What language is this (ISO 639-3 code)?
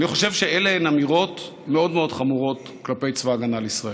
heb